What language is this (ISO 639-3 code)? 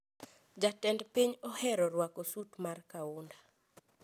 luo